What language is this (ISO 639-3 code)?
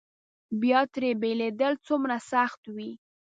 pus